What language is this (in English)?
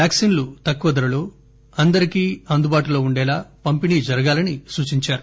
Telugu